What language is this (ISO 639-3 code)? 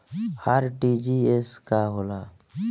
bho